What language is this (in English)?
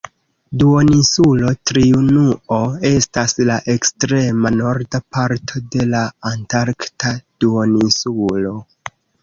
Esperanto